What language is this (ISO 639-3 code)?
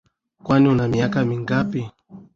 swa